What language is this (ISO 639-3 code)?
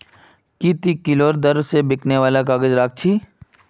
mag